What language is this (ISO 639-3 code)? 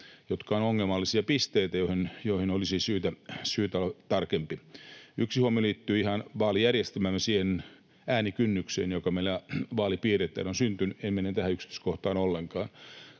fin